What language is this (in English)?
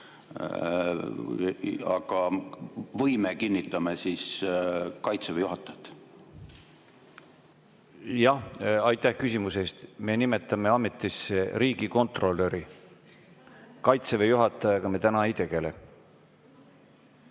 Estonian